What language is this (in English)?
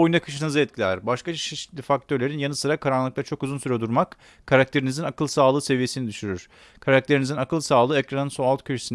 Turkish